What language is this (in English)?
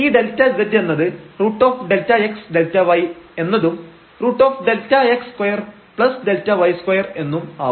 Malayalam